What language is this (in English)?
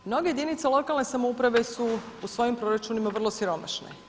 Croatian